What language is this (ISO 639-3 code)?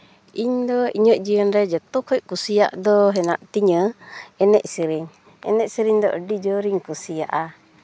sat